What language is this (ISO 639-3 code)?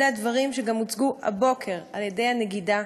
heb